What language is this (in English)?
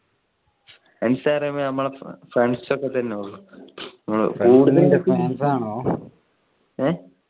Malayalam